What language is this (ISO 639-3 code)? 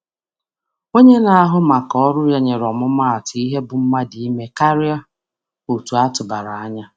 ibo